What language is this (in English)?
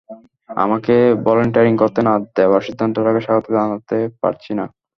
Bangla